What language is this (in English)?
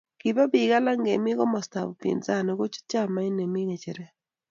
Kalenjin